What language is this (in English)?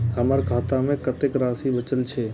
Maithili